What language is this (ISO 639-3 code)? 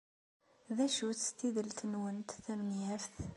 kab